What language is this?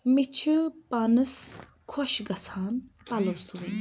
Kashmiri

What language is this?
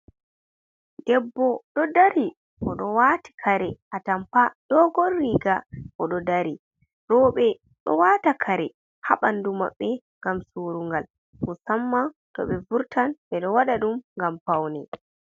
Fula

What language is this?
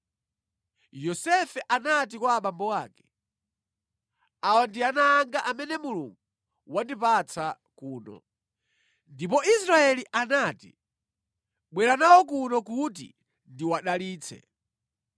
Nyanja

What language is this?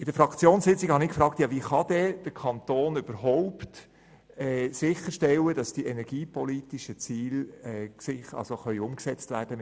Swiss German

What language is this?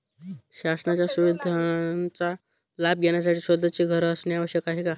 Marathi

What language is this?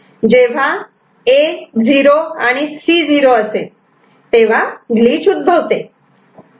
Marathi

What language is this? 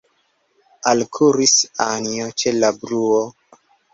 Esperanto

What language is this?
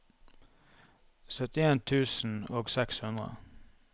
Norwegian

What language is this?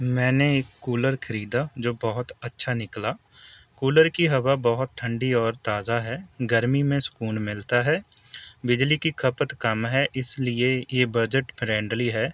Urdu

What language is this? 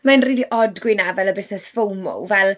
Welsh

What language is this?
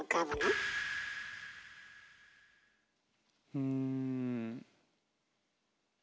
Japanese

